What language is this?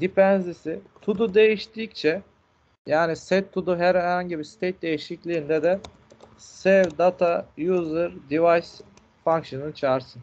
Turkish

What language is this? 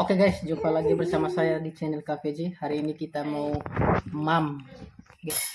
Indonesian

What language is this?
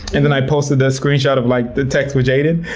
English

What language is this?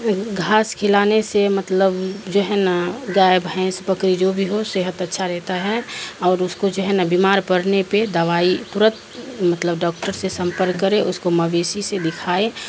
Urdu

